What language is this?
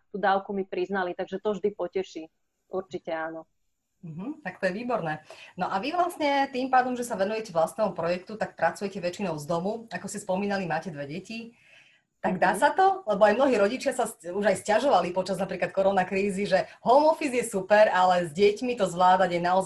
Slovak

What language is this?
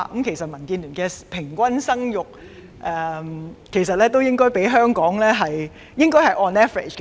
Cantonese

